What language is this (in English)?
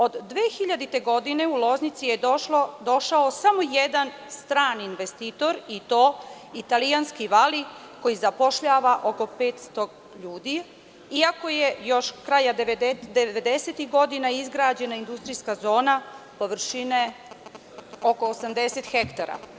Serbian